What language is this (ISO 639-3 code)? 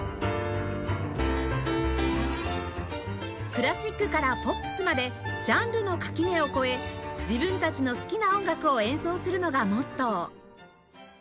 jpn